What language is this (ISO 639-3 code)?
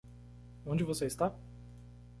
por